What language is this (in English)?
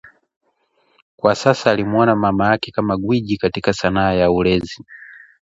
Swahili